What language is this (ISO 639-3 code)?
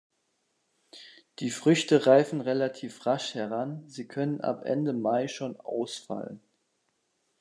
deu